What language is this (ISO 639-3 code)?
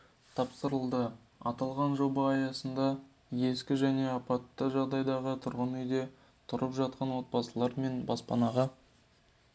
kaz